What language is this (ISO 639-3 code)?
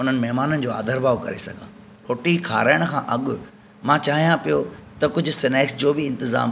snd